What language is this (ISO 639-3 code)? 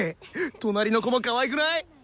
jpn